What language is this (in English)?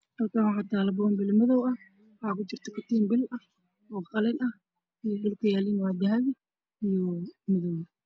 Somali